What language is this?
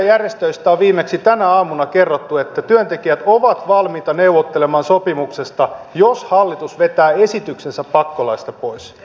Finnish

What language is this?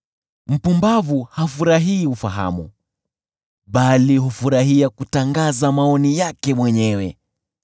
Swahili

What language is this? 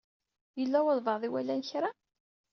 Kabyle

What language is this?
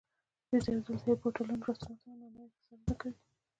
Pashto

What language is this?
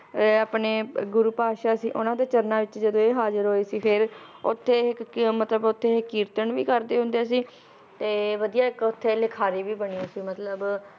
Punjabi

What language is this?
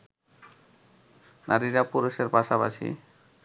Bangla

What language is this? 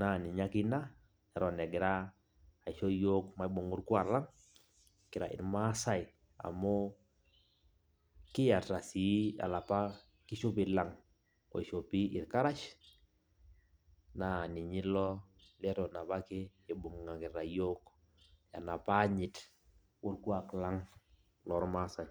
Masai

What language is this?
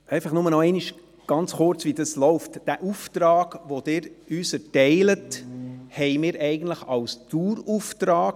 Swiss German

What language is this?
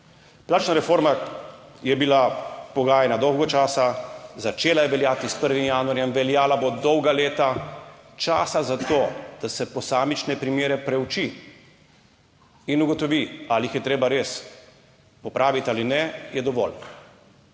Slovenian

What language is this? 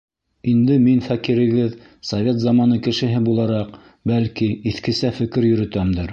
Bashkir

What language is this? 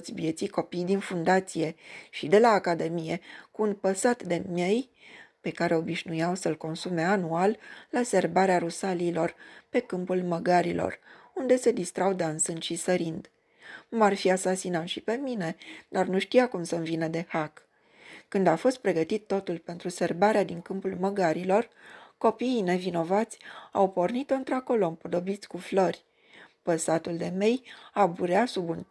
Romanian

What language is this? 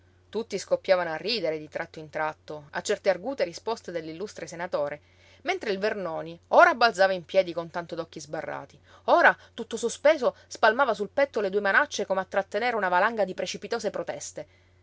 Italian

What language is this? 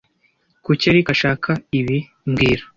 Kinyarwanda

